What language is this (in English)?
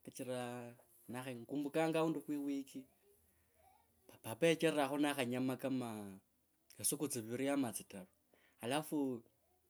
Kabras